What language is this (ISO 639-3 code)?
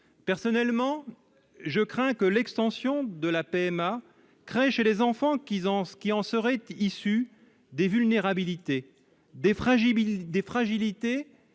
fra